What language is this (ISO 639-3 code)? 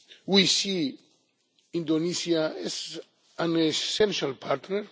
eng